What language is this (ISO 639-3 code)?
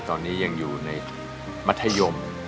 tha